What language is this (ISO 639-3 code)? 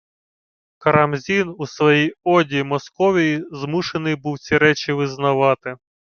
ukr